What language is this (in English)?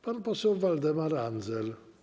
Polish